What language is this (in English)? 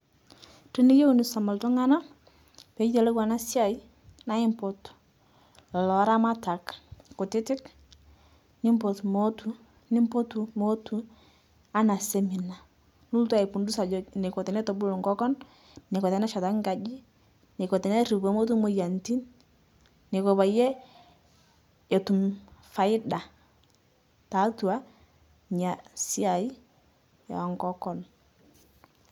Masai